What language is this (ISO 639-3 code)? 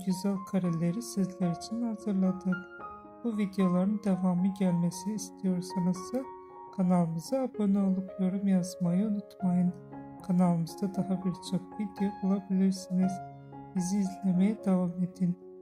tur